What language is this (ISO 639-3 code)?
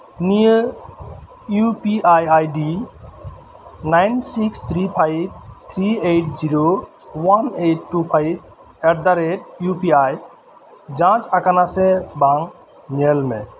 sat